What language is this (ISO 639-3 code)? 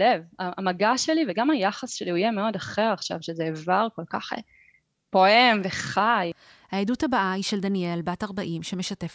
heb